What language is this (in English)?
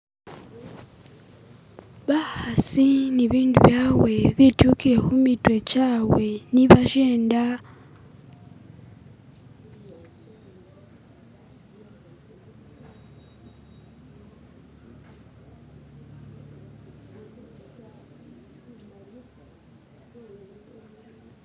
Masaaba